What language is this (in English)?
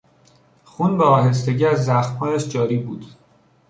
Persian